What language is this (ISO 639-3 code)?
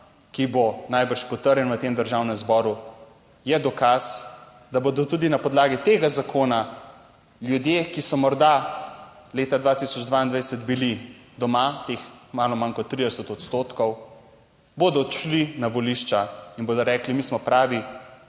slv